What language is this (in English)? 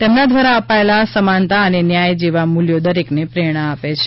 Gujarati